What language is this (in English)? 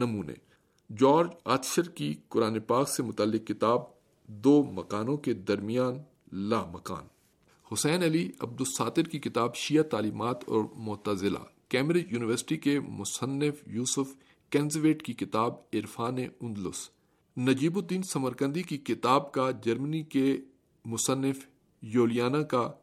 Urdu